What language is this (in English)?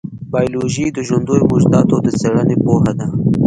Pashto